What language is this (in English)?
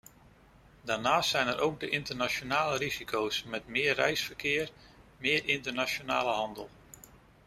Dutch